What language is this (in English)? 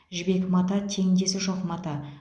Kazakh